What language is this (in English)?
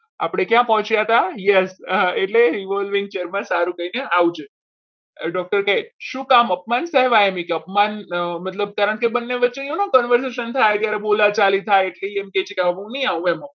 Gujarati